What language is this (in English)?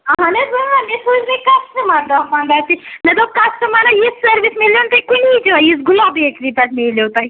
Kashmiri